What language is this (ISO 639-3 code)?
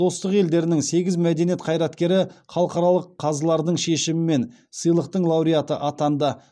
kaz